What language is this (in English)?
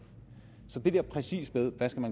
Danish